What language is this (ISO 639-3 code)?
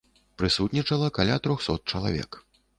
bel